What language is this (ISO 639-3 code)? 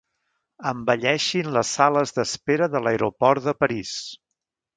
cat